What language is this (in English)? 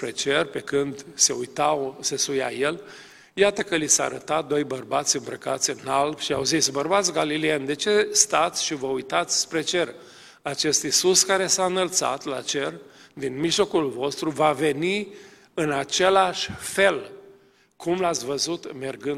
Romanian